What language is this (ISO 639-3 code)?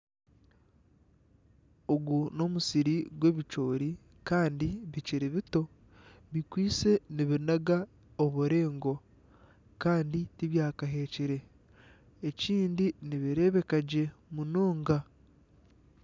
nyn